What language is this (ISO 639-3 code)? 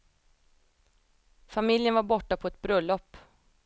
swe